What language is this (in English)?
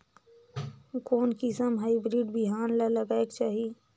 Chhattisgarhi